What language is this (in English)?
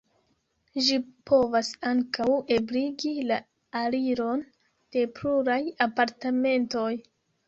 Esperanto